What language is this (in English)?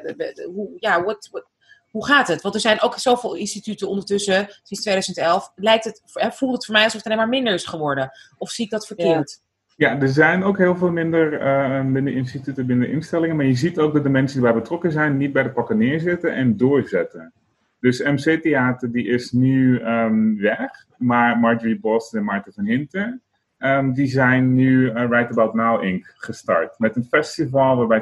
Dutch